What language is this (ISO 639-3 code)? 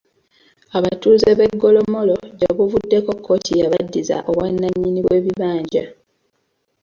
lug